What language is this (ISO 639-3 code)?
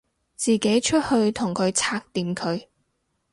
yue